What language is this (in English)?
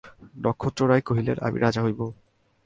Bangla